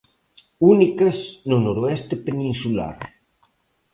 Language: Galician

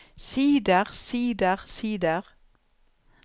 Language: Norwegian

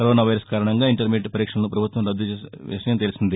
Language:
Telugu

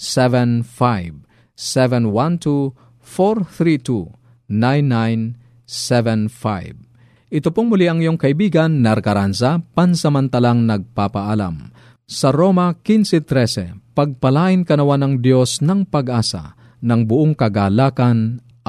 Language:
Filipino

